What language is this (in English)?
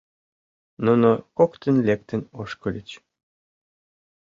Mari